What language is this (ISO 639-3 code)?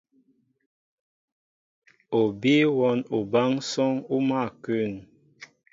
mbo